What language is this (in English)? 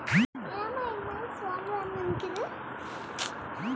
Kannada